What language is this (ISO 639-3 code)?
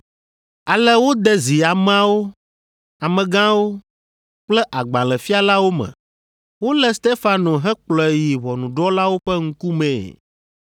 ewe